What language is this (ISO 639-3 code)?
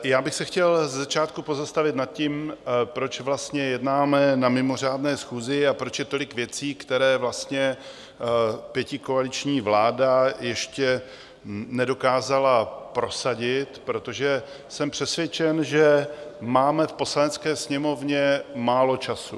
ces